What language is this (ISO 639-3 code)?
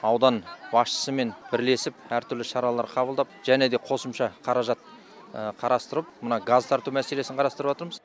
kaz